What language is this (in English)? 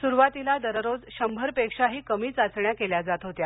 Marathi